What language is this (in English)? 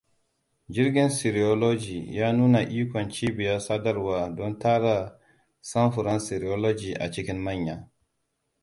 Hausa